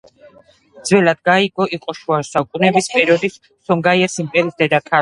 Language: Georgian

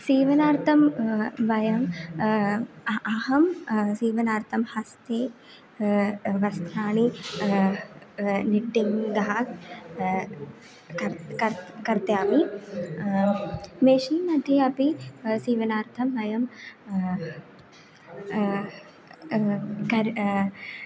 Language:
Sanskrit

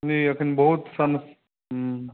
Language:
Maithili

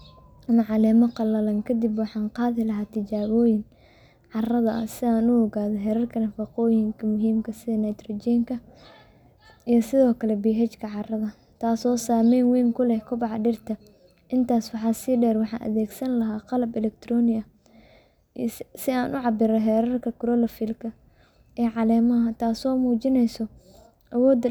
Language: Somali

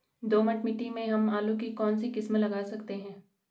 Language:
Hindi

